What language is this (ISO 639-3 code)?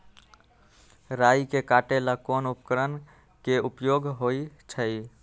mag